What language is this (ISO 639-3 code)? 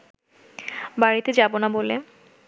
ben